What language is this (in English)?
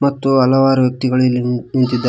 Kannada